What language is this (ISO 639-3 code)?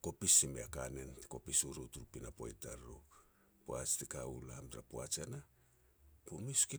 pex